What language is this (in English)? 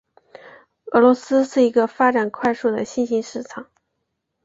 Chinese